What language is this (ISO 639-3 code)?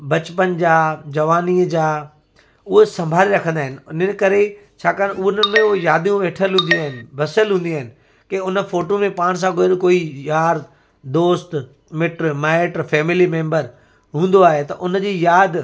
snd